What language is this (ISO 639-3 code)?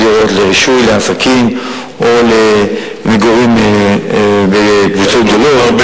heb